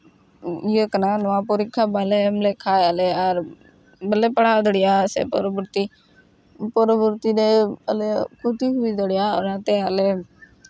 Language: Santali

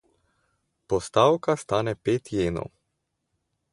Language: Slovenian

